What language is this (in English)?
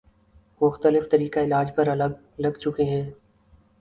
Urdu